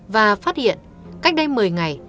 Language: Vietnamese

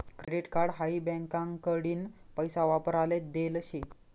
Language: Marathi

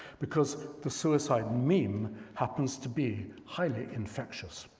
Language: English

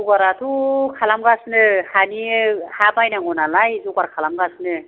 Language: Bodo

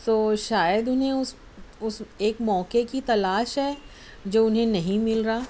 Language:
Urdu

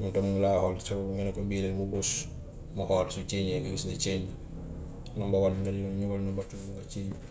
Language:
Gambian Wolof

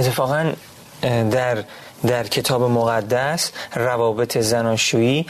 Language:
Persian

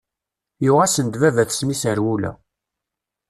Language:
Kabyle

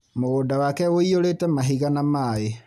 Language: Kikuyu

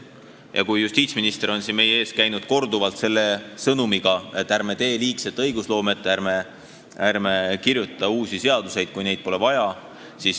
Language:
Estonian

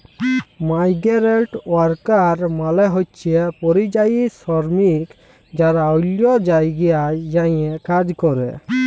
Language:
Bangla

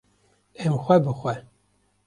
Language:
Kurdish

